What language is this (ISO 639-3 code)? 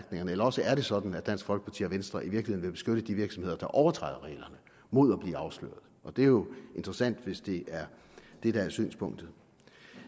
dan